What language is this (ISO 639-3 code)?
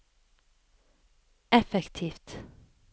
nor